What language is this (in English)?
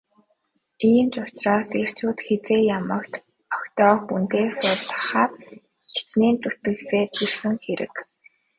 Mongolian